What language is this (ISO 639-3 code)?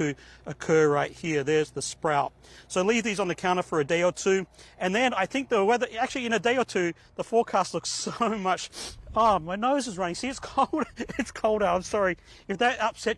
eng